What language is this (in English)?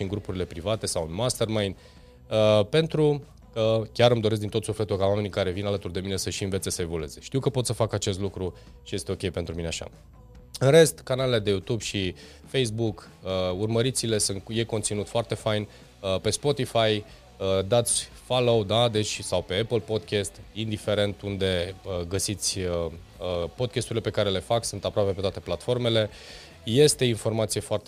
Romanian